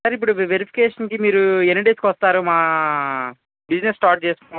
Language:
Telugu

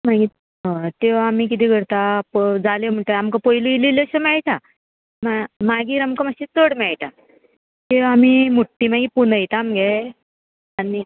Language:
Konkani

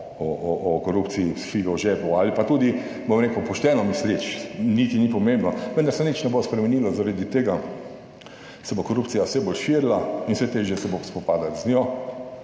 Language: Slovenian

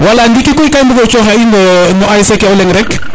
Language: Serer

